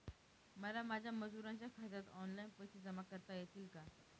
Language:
Marathi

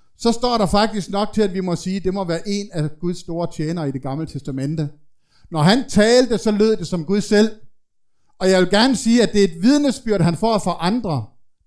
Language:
Danish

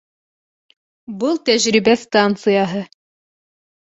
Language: Bashkir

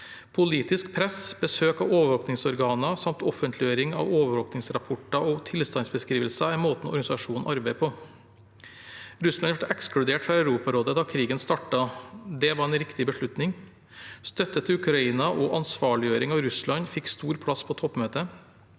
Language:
Norwegian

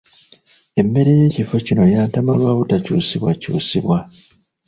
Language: Ganda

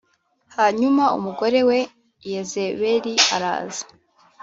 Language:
Kinyarwanda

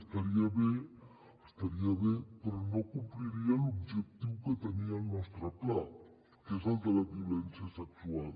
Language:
Catalan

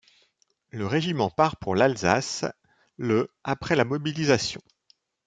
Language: French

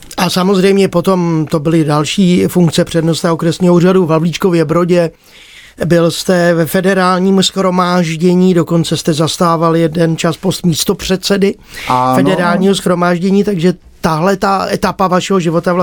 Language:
Czech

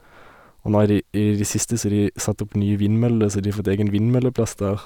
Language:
Norwegian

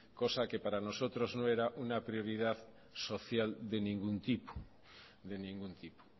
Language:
Spanish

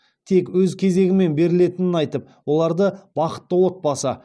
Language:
Kazakh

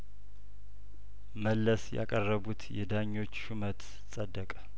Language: Amharic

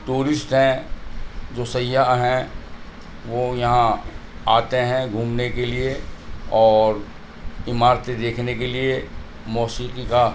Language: Urdu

